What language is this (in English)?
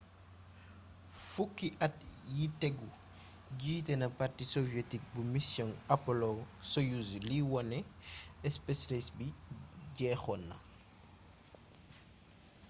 Wolof